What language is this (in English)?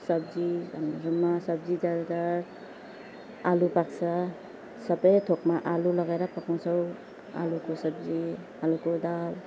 Nepali